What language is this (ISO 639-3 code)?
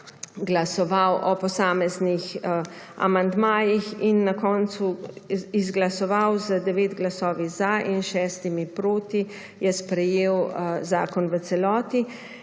slv